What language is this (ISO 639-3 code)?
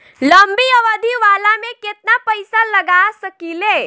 bho